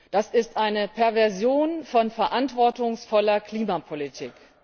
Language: German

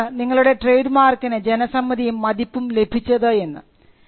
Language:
Malayalam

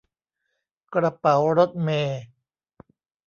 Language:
Thai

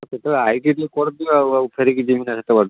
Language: Odia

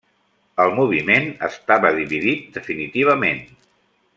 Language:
Catalan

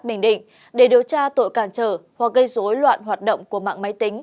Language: Vietnamese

